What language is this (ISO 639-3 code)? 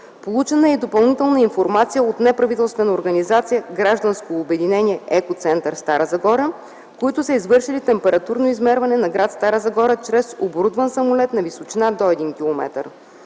bul